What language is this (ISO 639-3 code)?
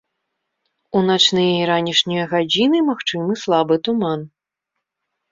bel